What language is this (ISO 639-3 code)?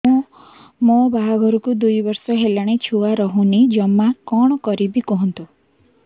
ori